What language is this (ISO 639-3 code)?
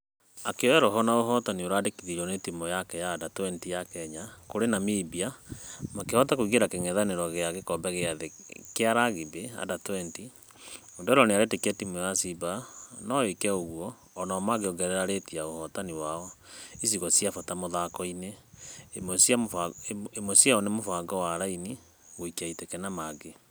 kik